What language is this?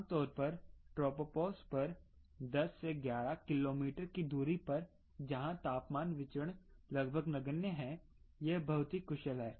Hindi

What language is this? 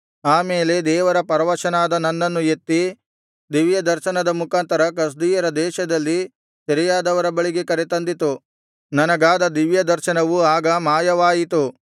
Kannada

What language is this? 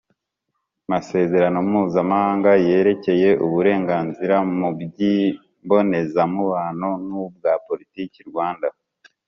Kinyarwanda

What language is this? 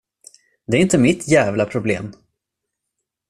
Swedish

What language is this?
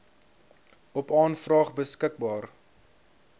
Afrikaans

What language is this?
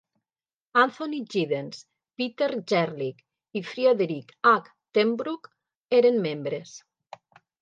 Catalan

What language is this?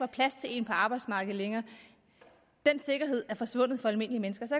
Danish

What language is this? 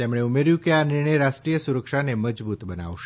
Gujarati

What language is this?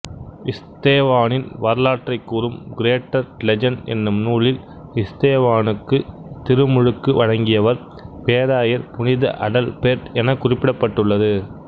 Tamil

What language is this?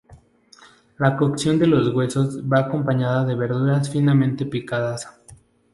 Spanish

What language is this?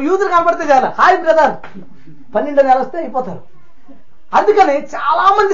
Telugu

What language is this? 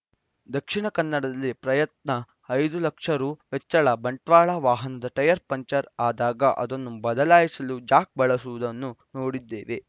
Kannada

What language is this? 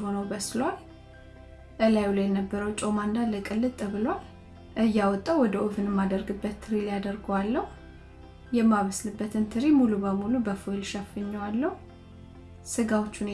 Amharic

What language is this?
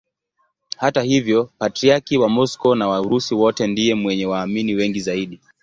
Swahili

